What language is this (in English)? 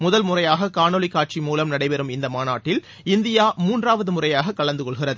Tamil